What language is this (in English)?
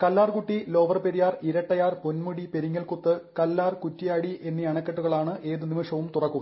Malayalam